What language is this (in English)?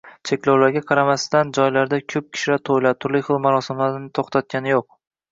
Uzbek